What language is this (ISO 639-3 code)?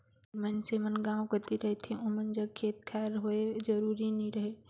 hne